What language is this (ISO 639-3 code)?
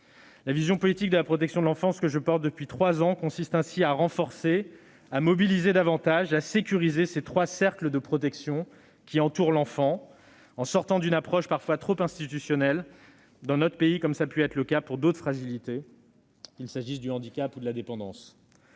fra